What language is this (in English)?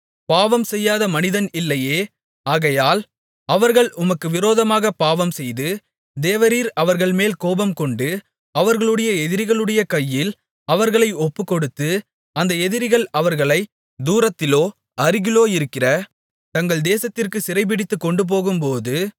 Tamil